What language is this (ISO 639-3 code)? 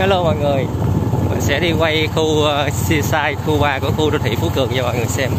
vie